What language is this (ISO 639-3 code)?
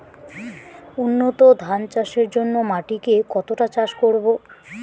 ben